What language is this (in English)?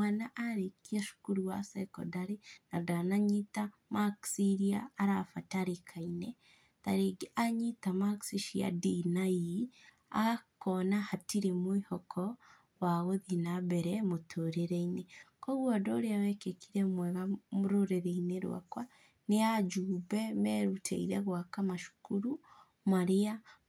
Kikuyu